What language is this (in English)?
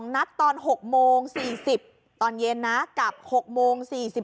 Thai